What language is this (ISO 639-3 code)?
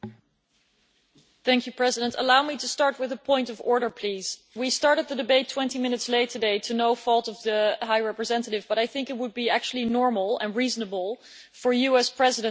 eng